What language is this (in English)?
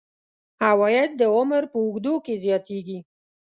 Pashto